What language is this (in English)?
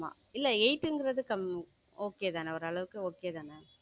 Tamil